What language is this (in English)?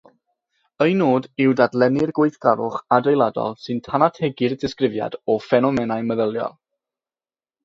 Welsh